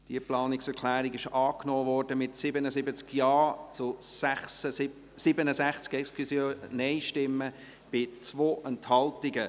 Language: Swiss German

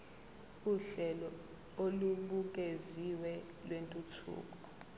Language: Zulu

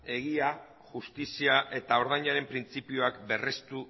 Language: Basque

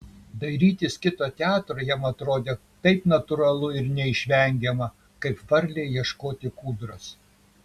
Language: Lithuanian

